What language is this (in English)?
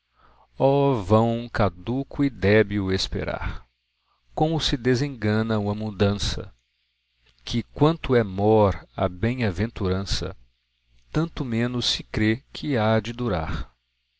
Portuguese